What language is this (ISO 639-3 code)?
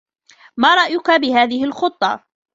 ara